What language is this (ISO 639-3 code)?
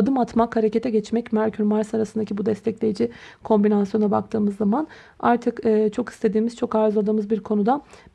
tur